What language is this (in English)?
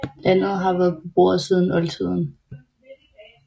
Danish